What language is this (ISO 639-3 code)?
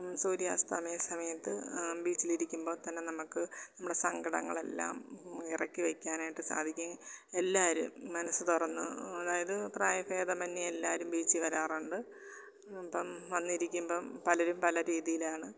mal